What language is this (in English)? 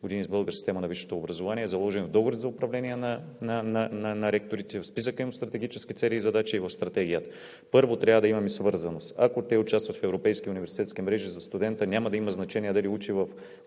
Bulgarian